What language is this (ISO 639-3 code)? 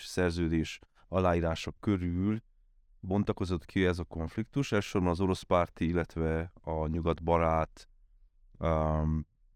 hun